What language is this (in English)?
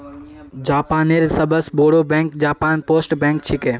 Magahi